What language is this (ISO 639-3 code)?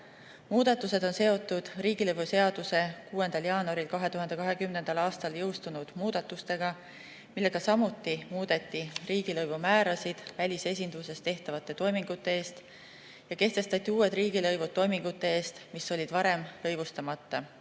est